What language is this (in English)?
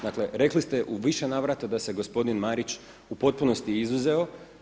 Croatian